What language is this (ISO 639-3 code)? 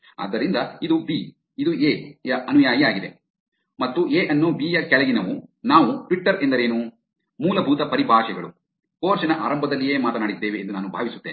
kan